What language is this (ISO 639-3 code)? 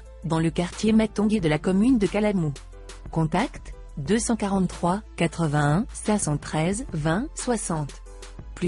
fra